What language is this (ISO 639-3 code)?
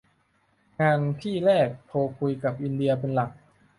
tha